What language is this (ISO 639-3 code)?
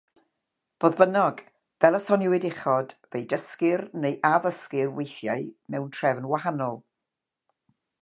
cym